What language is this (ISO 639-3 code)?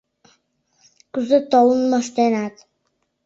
chm